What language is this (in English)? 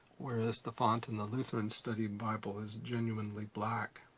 English